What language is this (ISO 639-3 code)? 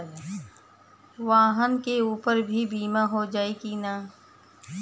bho